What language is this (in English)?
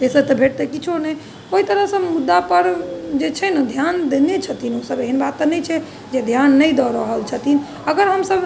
Maithili